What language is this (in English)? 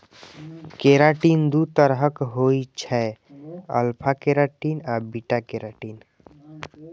Maithili